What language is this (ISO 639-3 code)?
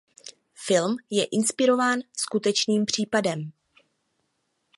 ces